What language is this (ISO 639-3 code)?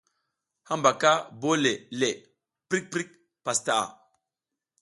giz